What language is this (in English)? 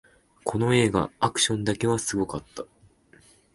Japanese